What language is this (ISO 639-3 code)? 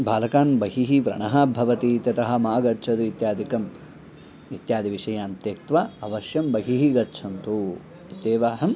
san